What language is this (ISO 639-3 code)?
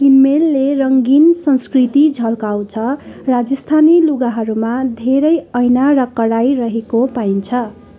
nep